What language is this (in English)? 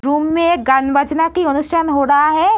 Hindi